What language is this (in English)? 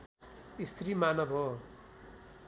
Nepali